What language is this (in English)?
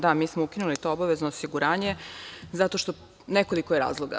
Serbian